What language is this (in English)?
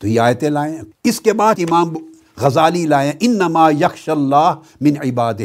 Urdu